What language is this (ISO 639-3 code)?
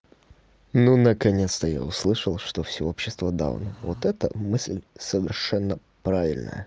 rus